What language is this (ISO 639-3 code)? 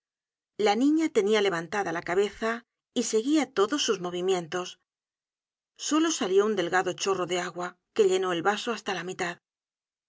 spa